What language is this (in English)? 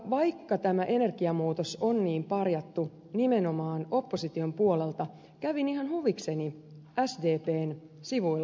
Finnish